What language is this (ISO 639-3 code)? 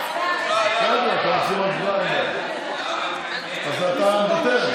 heb